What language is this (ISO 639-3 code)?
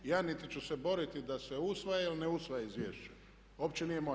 hrv